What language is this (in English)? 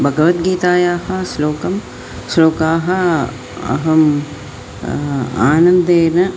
Sanskrit